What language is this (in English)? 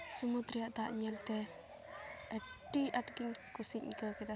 Santali